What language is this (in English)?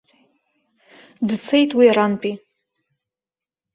Abkhazian